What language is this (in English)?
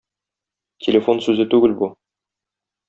Tatar